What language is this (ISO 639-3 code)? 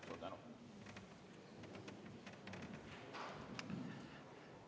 est